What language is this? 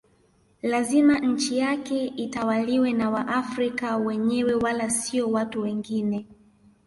Swahili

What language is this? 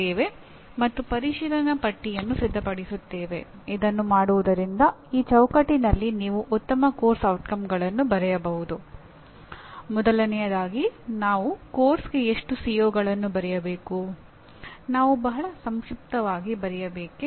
Kannada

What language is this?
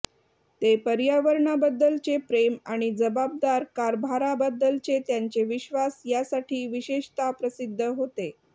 Marathi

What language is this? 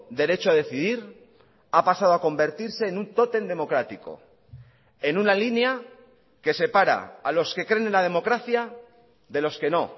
Spanish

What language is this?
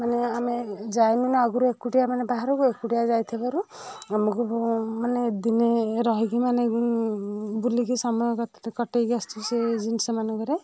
Odia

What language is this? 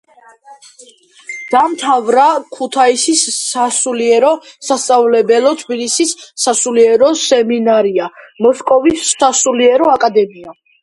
Georgian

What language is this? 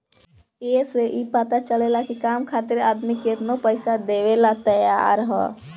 Bhojpuri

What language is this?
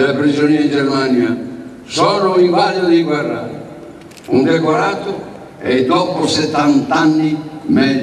Italian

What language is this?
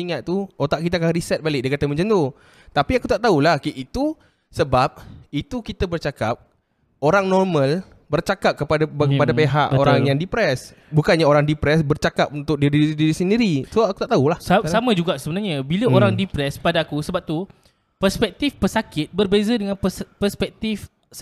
Malay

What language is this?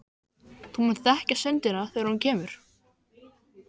Icelandic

